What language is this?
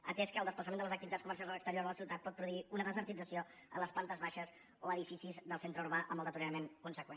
Catalan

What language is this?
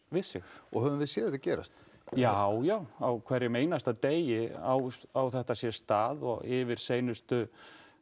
Icelandic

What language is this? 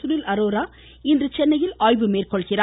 Tamil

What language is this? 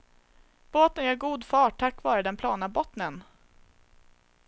Swedish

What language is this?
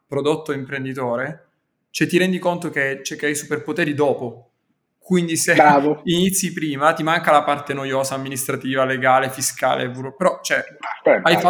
Italian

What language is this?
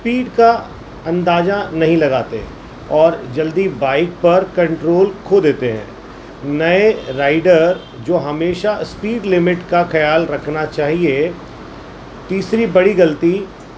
Urdu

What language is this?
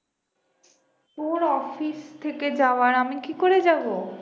Bangla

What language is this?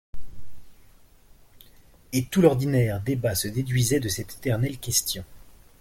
French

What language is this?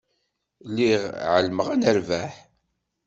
Kabyle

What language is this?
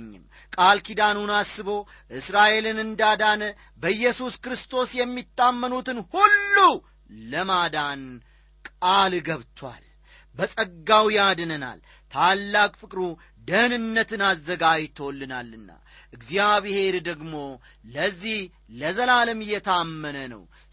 Amharic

